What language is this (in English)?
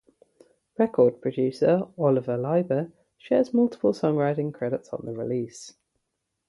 English